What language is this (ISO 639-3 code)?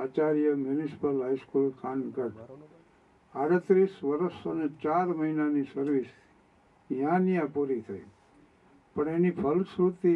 guj